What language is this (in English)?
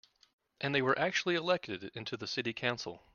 English